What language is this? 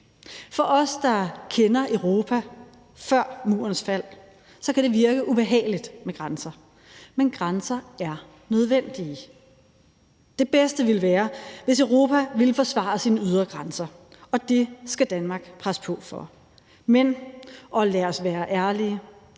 Danish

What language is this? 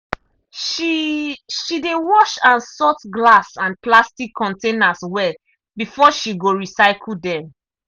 Nigerian Pidgin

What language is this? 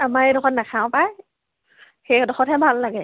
Assamese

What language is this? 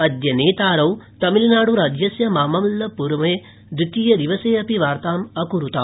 Sanskrit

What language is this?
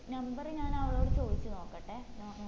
Malayalam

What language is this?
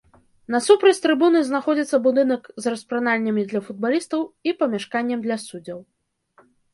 Belarusian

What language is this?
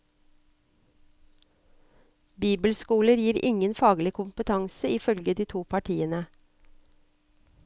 Norwegian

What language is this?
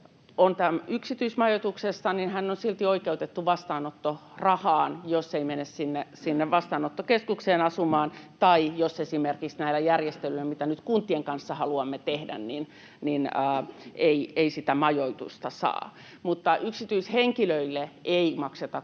Finnish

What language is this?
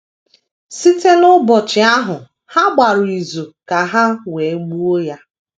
Igbo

